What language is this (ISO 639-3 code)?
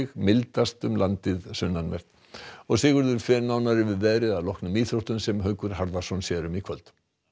isl